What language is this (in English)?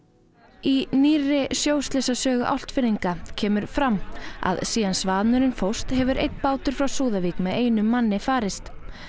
Icelandic